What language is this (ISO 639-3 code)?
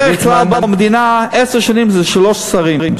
heb